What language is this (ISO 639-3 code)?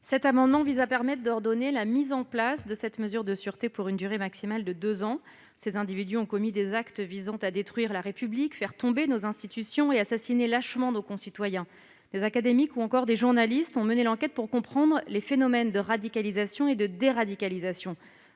fra